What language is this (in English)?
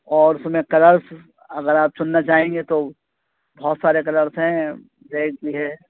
Urdu